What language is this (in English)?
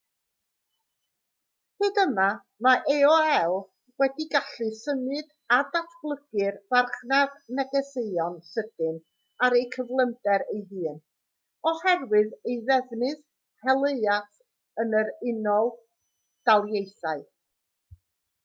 Welsh